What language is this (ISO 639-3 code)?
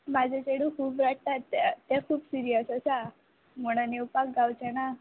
kok